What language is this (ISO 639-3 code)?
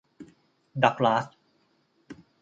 tha